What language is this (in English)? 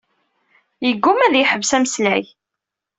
Kabyle